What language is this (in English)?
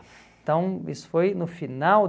Portuguese